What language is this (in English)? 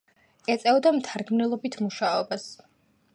Georgian